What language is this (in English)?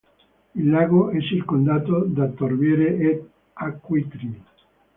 Italian